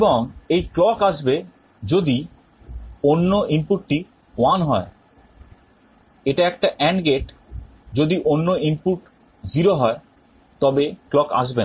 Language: Bangla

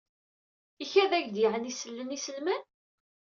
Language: Kabyle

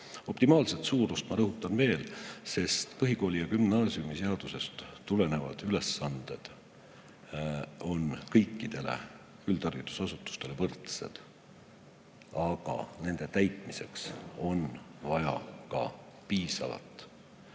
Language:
Estonian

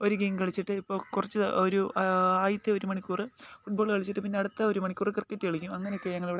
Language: Malayalam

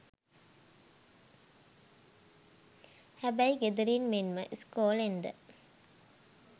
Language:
Sinhala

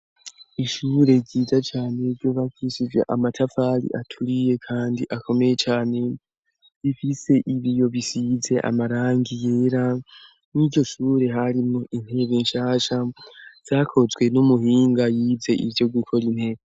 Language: Rundi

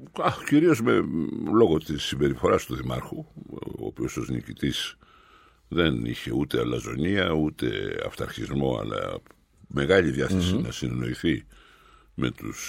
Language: Greek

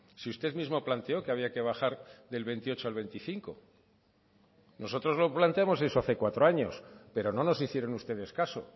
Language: Spanish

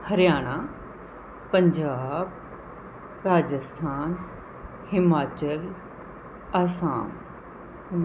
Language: Punjabi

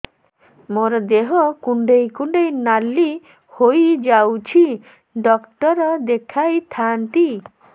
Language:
Odia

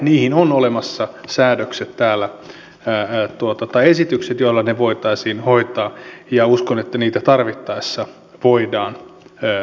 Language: Finnish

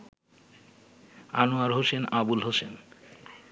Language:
Bangla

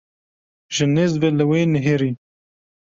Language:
Kurdish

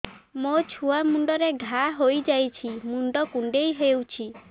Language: Odia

